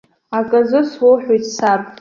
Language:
Abkhazian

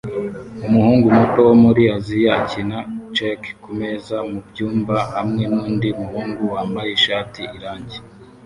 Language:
Kinyarwanda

